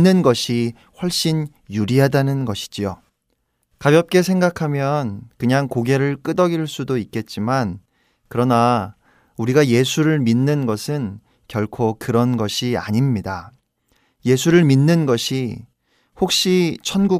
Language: Korean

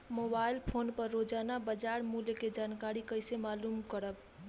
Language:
Bhojpuri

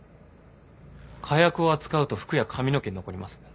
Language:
Japanese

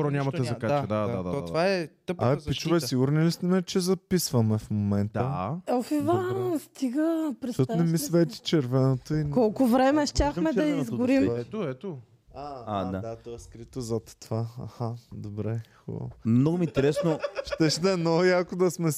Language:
Bulgarian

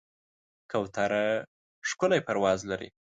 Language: Pashto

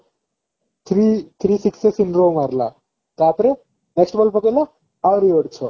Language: Odia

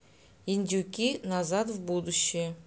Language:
Russian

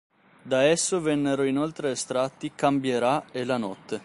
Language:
Italian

